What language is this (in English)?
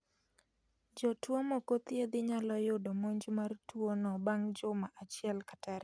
Luo (Kenya and Tanzania)